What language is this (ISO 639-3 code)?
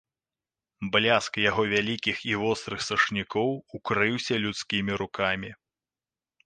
bel